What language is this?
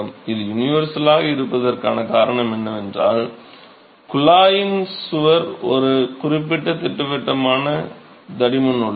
Tamil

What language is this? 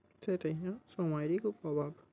Bangla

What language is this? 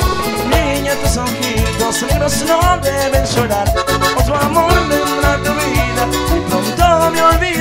Spanish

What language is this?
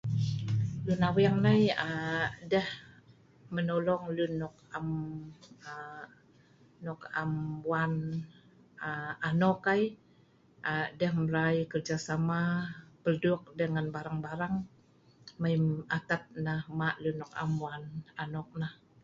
Sa'ban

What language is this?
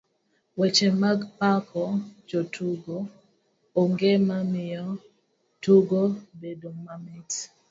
Luo (Kenya and Tanzania)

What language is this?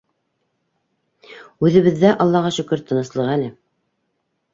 Bashkir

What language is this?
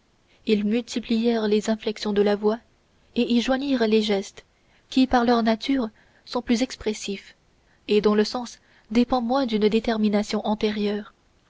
French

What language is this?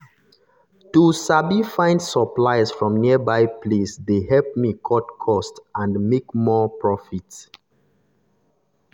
Nigerian Pidgin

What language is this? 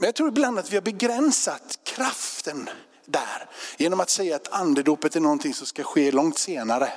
Swedish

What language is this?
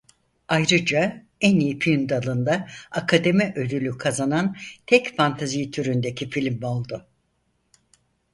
Turkish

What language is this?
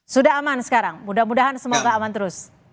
Indonesian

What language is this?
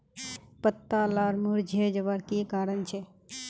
Magahi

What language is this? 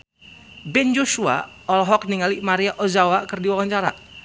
Sundanese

